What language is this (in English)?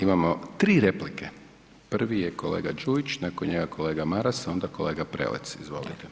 Croatian